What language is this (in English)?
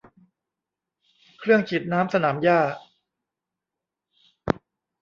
Thai